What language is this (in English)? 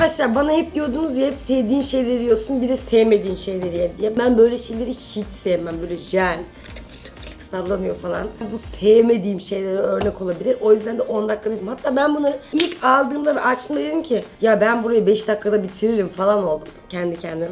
Turkish